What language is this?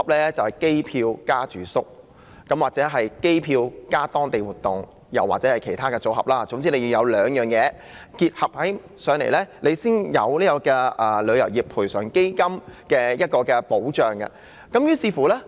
Cantonese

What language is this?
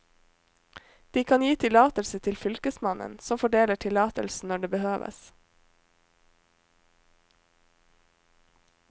Norwegian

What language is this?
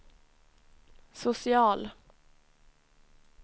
Swedish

